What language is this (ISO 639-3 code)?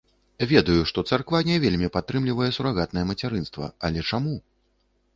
bel